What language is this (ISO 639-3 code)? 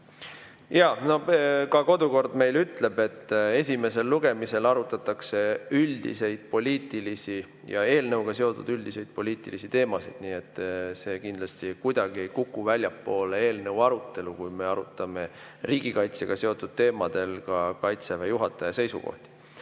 est